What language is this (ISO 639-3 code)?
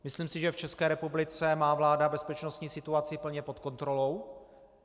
ces